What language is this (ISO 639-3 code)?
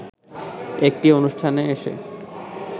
ben